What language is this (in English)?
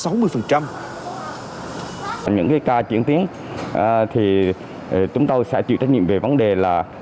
Vietnamese